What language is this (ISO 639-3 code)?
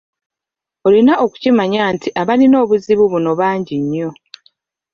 lug